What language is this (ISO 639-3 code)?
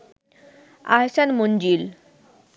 ben